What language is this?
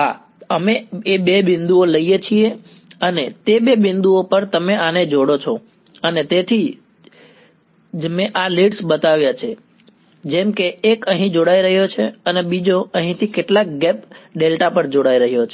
Gujarati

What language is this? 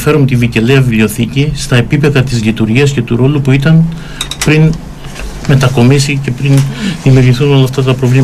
Greek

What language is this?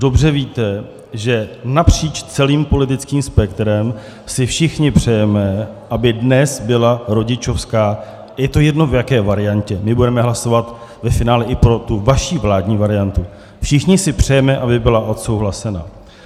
Czech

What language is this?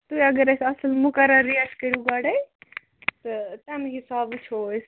Kashmiri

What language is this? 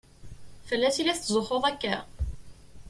Kabyle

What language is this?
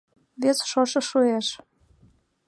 Mari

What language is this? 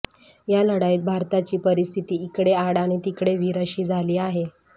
Marathi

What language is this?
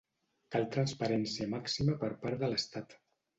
Catalan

